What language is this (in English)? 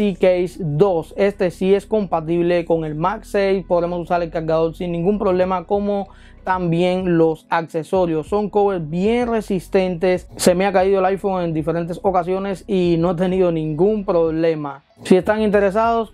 Spanish